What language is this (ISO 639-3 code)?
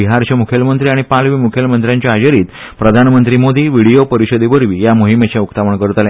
kok